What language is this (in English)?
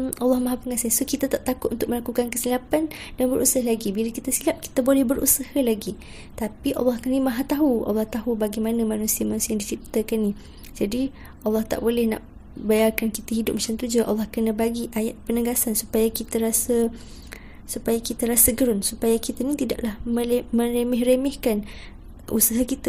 Malay